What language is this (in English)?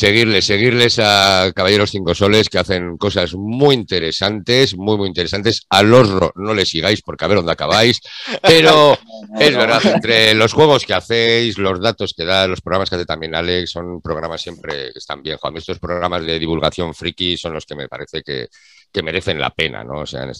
Spanish